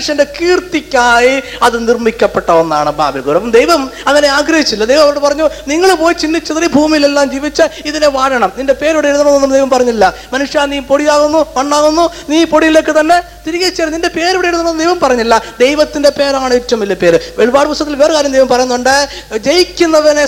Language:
Malayalam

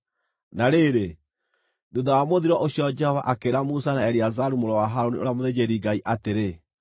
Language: Kikuyu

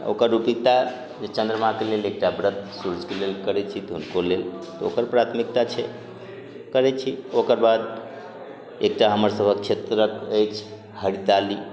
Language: Maithili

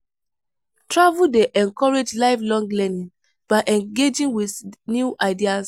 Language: Nigerian Pidgin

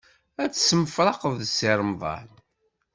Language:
Kabyle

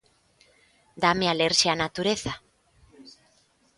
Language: Galician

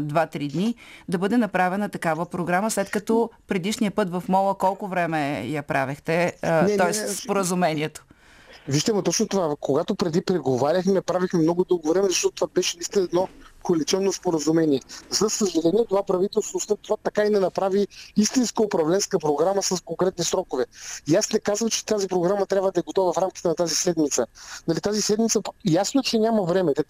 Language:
Bulgarian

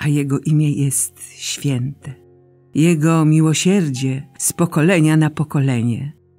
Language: Polish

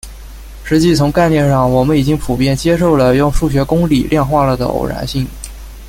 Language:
Chinese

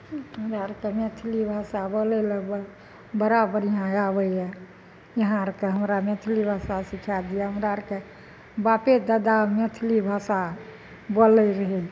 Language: Maithili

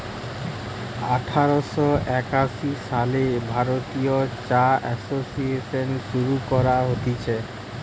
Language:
Bangla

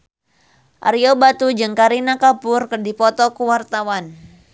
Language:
Sundanese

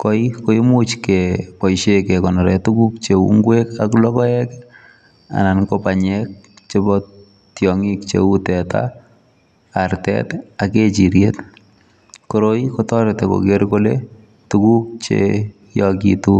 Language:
Kalenjin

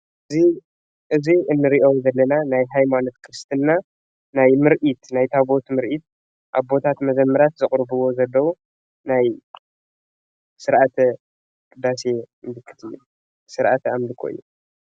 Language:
Tigrinya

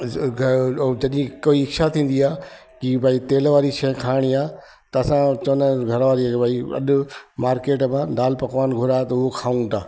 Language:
Sindhi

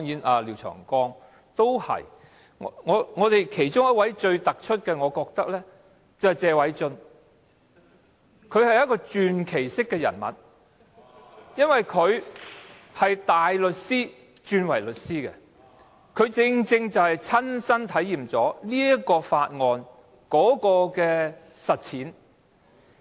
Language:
Cantonese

